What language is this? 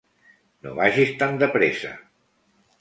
Catalan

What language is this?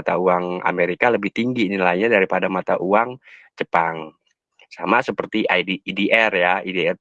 Indonesian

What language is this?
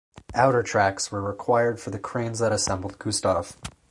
English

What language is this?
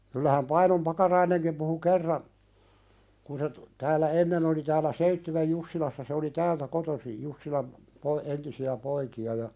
Finnish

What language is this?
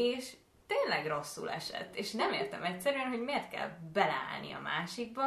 Hungarian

